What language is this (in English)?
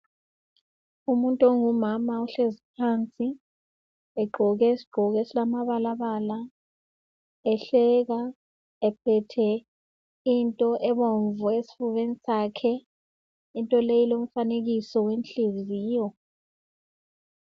North Ndebele